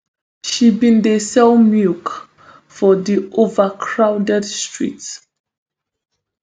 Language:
Nigerian Pidgin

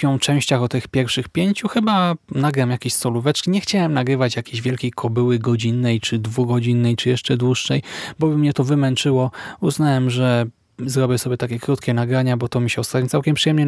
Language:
Polish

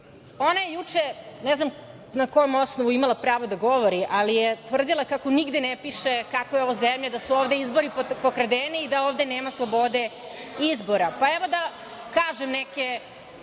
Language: Serbian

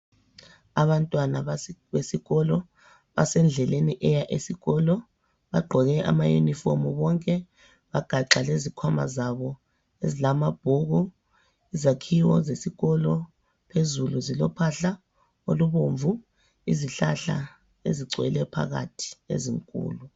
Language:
North Ndebele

